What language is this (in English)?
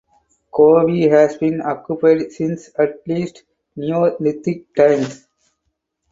English